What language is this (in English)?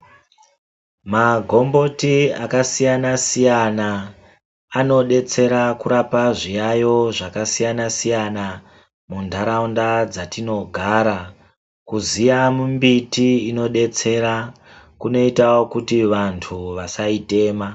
Ndau